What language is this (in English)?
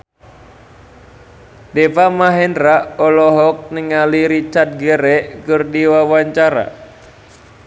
Sundanese